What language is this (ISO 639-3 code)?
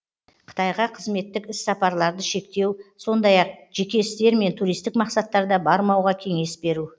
kaz